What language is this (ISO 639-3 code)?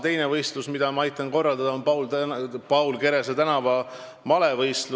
est